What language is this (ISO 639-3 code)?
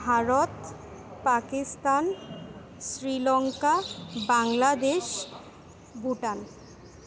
asm